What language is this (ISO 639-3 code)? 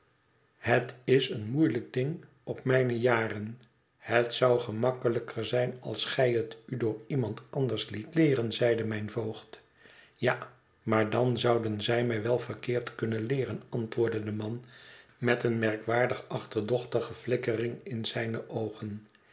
nld